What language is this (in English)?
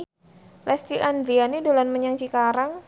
Javanese